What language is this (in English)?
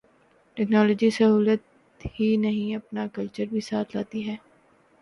Urdu